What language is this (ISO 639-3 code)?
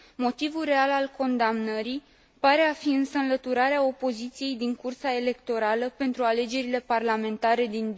ron